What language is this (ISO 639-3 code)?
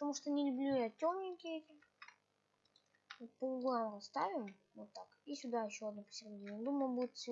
rus